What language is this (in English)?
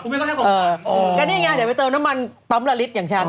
Thai